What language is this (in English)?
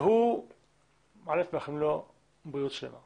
Hebrew